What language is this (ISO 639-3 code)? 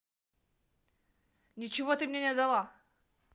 rus